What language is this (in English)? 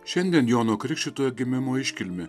Lithuanian